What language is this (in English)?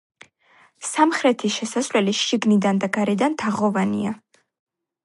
Georgian